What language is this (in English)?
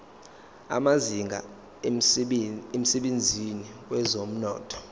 Zulu